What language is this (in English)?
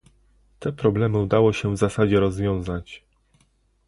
Polish